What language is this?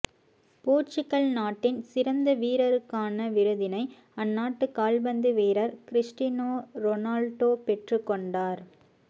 Tamil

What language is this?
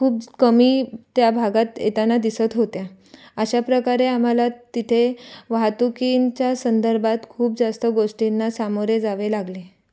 Marathi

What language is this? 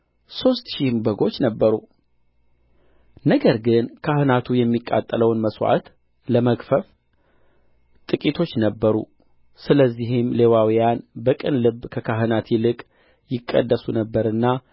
Amharic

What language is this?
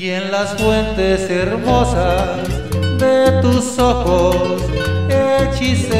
Romanian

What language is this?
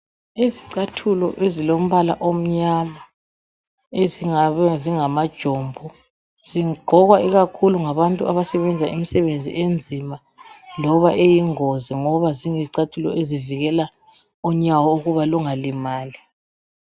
North Ndebele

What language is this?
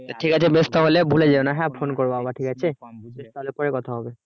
Bangla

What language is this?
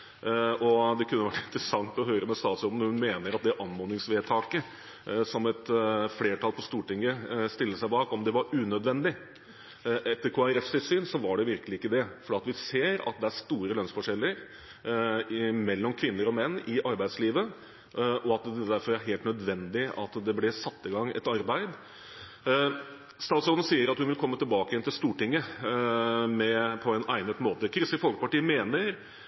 Norwegian Bokmål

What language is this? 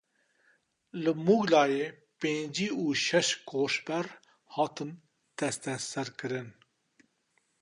Kurdish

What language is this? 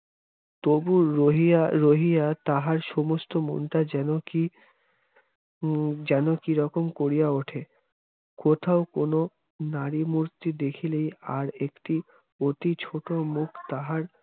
Bangla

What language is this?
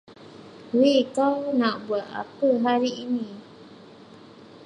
Malay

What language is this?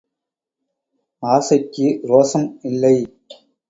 Tamil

